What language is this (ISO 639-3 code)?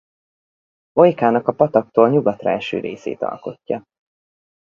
hun